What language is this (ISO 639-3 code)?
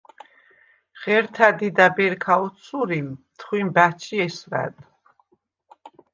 sva